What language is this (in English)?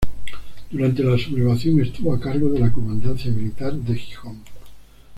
Spanish